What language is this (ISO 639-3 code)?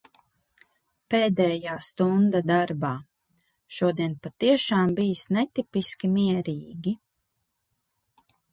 lav